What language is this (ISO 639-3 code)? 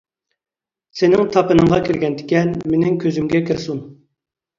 uig